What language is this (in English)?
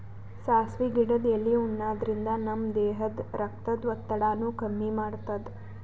Kannada